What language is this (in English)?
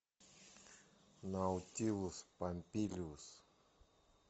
Russian